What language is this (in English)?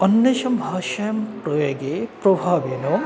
Sanskrit